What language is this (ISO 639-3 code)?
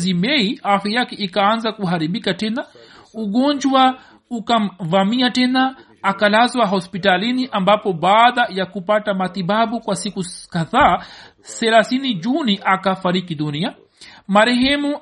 swa